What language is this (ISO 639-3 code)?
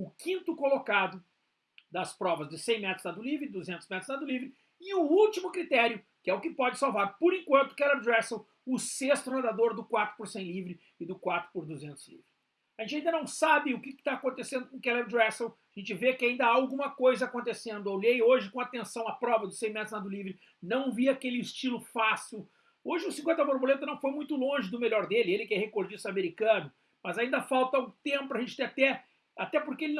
por